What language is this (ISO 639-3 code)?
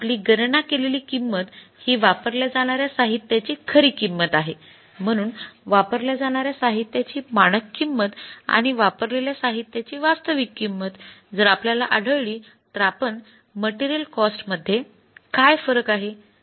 mar